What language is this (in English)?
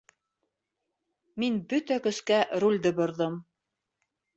Bashkir